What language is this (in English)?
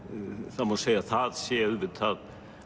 Icelandic